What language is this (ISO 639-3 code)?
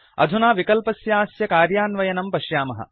san